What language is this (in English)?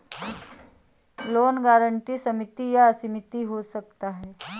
Hindi